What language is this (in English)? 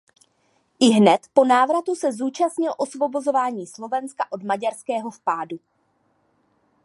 Czech